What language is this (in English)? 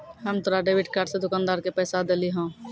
Maithili